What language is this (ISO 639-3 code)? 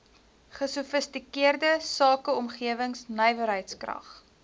afr